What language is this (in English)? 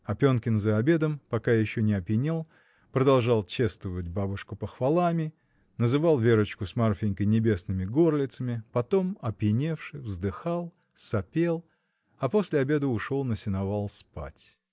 Russian